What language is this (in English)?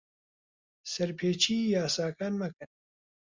Central Kurdish